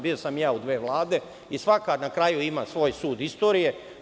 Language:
Serbian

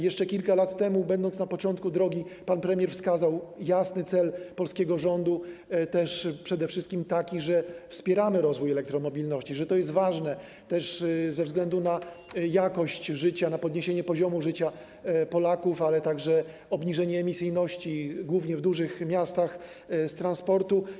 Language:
Polish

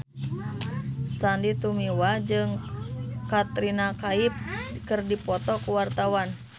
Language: Sundanese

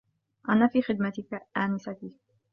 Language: Arabic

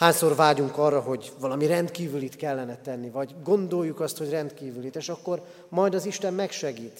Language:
Hungarian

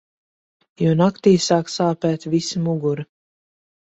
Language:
Latvian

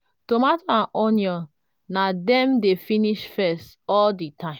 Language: Nigerian Pidgin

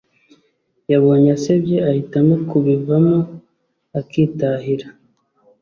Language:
Kinyarwanda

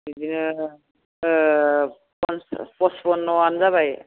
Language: Bodo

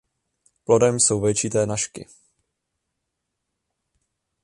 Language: Czech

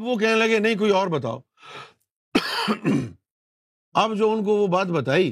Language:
Urdu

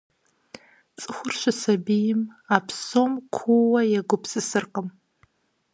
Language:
Kabardian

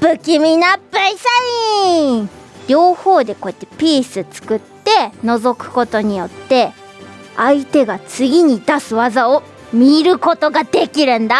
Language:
Japanese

